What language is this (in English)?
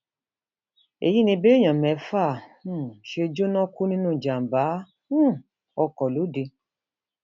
Yoruba